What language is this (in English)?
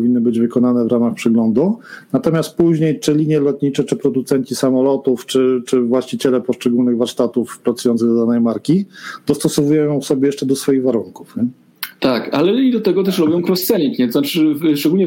Polish